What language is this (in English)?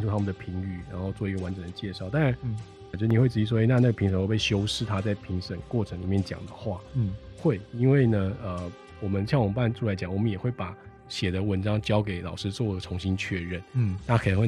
Chinese